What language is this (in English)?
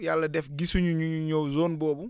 Wolof